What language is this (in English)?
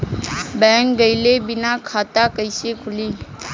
Bhojpuri